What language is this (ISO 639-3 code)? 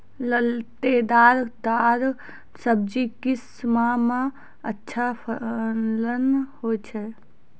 mai